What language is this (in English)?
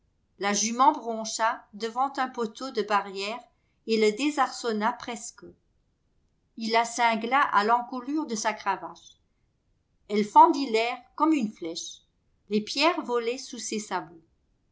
French